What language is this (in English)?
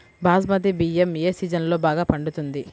Telugu